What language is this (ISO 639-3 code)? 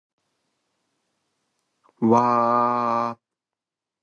jpn